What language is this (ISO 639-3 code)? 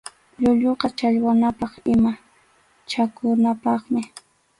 qxu